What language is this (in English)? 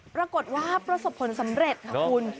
Thai